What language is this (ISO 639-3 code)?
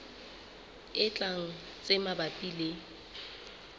sot